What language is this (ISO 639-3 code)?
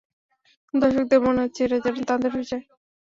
ben